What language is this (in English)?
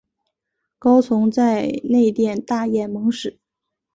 Chinese